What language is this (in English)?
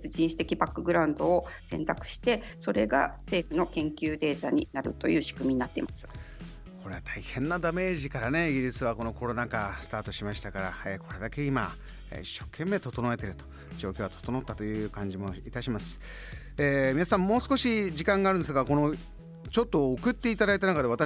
Japanese